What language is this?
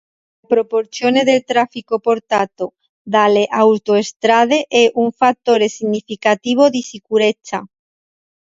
Italian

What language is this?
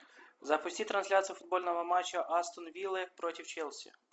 Russian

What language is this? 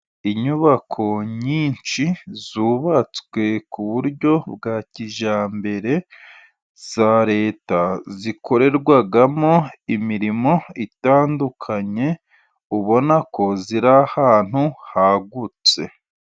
Kinyarwanda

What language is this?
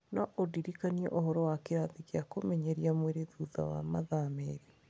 Kikuyu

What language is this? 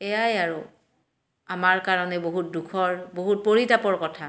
Assamese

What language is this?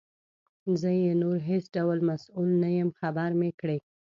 Pashto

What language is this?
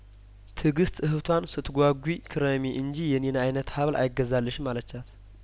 Amharic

